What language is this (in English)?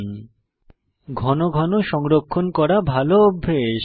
Bangla